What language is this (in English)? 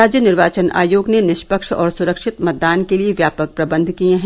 Hindi